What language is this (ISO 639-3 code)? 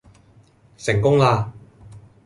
yue